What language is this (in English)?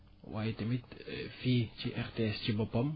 Wolof